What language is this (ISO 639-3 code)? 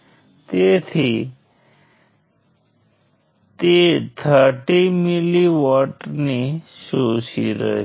guj